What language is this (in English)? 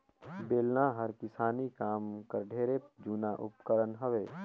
Chhattisgarhi